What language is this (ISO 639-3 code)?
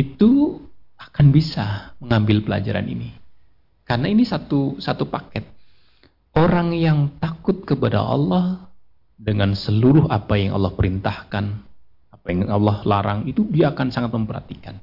ind